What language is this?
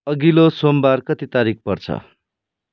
Nepali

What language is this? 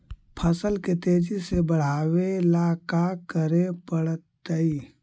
Magahi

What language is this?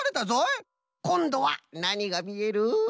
Japanese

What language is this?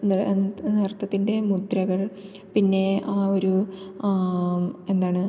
Malayalam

